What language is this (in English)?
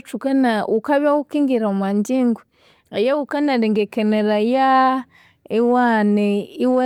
Konzo